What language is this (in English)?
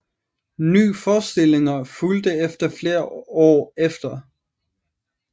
Danish